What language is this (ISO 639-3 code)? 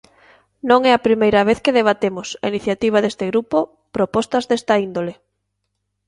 glg